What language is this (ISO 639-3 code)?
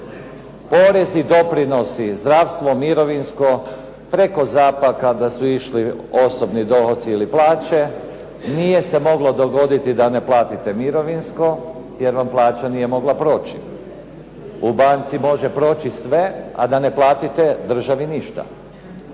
hrv